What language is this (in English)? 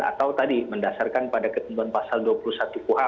Indonesian